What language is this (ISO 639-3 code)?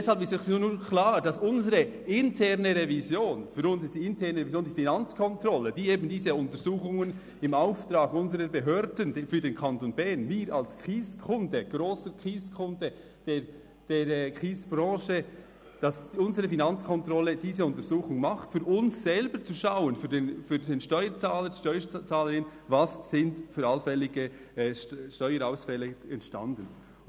gsw